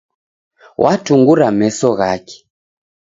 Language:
Taita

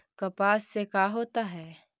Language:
Magahi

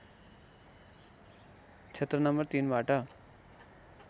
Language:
Nepali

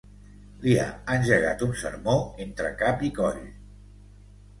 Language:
Catalan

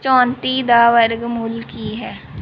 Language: Punjabi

